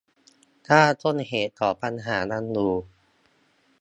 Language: Thai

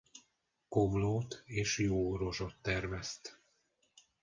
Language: Hungarian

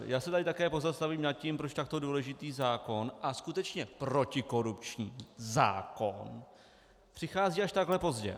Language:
Czech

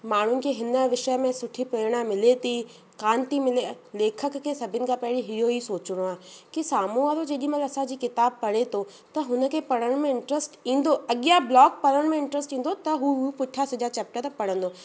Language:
Sindhi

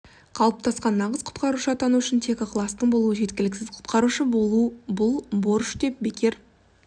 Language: Kazakh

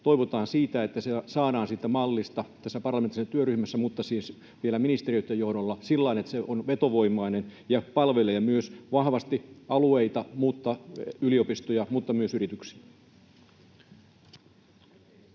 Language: Finnish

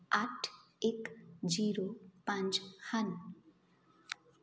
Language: Punjabi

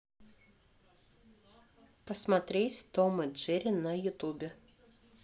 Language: Russian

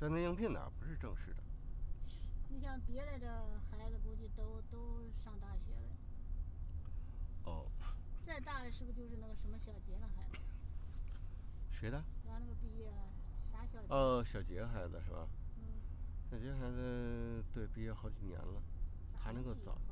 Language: Chinese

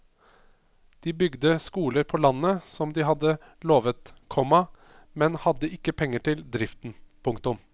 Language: Norwegian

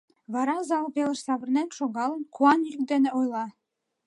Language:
Mari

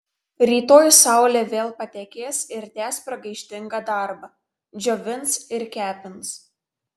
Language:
Lithuanian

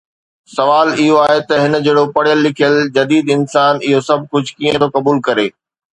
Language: Sindhi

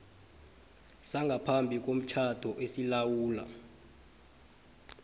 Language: South Ndebele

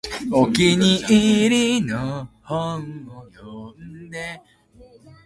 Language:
Japanese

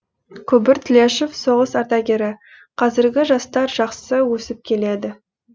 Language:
Kazakh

